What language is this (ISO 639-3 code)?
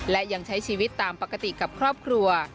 tha